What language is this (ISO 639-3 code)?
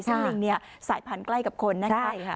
tha